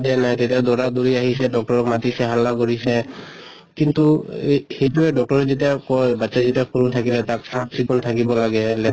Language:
Assamese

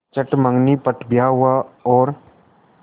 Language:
Hindi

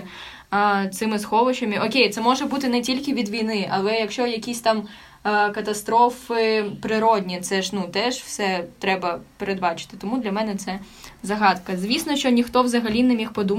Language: Ukrainian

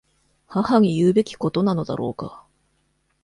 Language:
Japanese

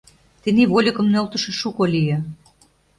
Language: Mari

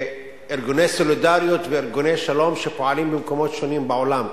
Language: Hebrew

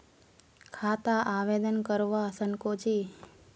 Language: Magahi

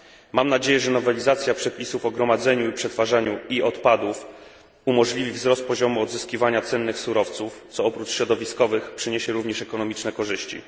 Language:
Polish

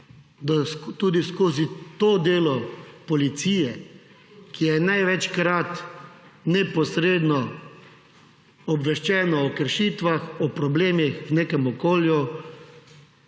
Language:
Slovenian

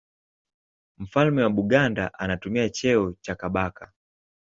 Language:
Swahili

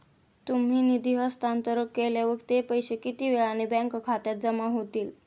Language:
Marathi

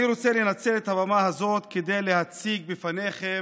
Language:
Hebrew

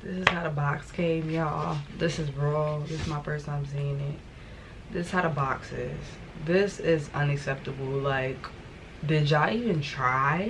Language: English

